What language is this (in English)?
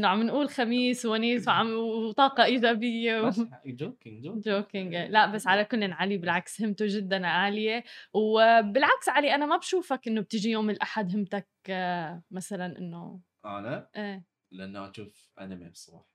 Arabic